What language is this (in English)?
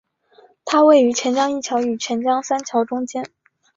Chinese